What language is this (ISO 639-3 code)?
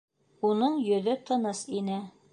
bak